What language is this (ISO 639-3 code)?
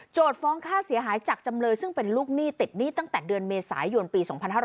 tha